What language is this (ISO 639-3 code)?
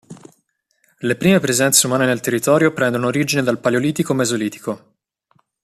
ita